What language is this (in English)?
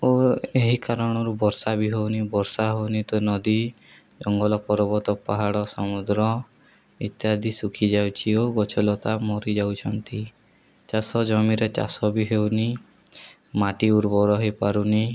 Odia